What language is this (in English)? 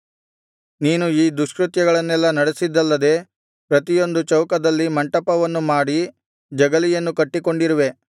Kannada